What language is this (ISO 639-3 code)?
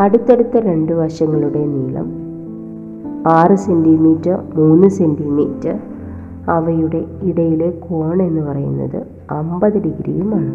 mal